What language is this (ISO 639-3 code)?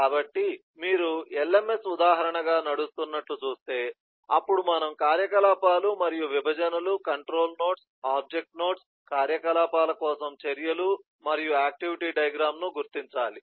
tel